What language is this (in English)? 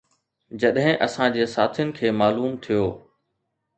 Sindhi